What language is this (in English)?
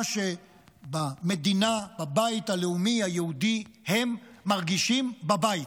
Hebrew